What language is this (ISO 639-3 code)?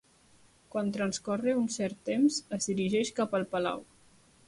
cat